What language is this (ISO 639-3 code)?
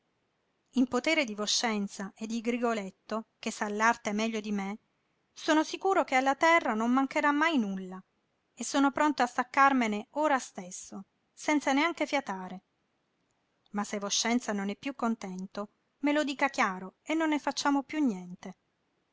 ita